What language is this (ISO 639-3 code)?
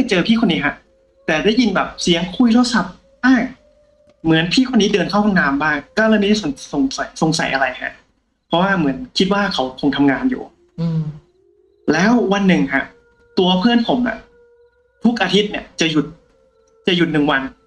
tha